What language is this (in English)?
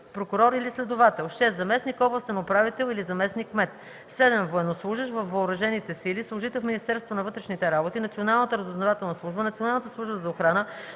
Bulgarian